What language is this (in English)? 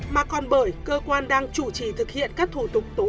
Vietnamese